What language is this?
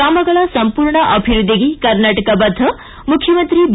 Kannada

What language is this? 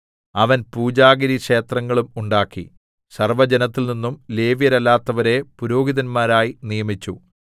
Malayalam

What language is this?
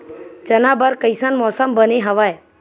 Chhattisgarhi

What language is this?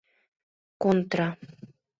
Mari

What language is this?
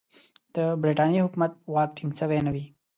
Pashto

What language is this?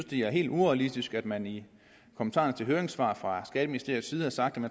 Danish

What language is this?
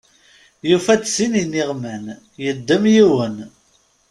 Kabyle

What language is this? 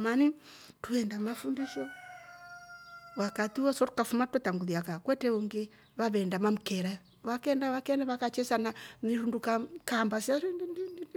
Rombo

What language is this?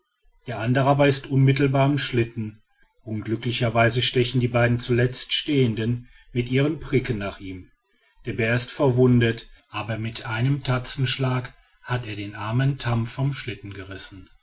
German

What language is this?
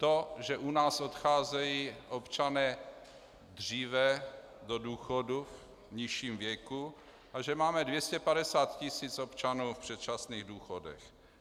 Czech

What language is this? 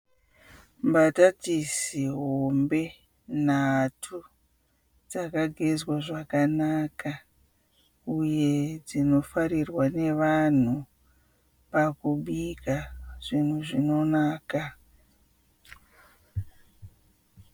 Shona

